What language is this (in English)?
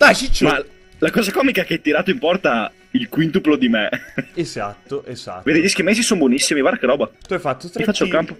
Italian